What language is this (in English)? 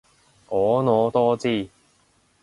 Cantonese